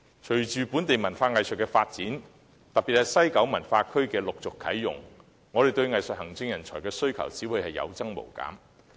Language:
Cantonese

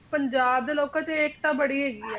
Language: Punjabi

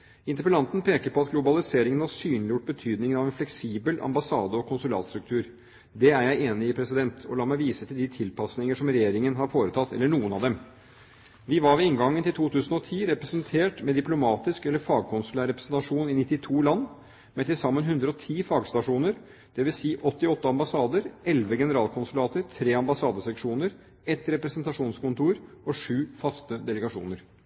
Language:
Norwegian Bokmål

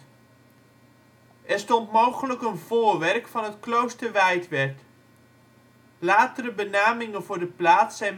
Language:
Dutch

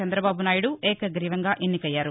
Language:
Telugu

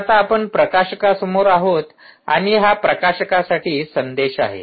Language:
Marathi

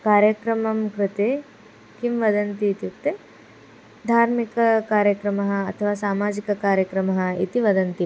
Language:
Sanskrit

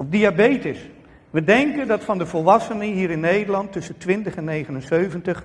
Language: Dutch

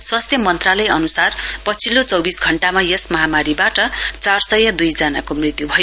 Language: Nepali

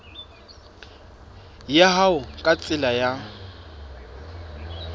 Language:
Southern Sotho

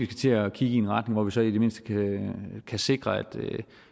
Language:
Danish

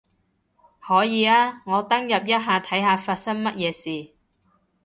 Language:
Cantonese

